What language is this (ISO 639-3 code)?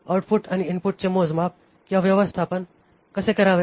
mar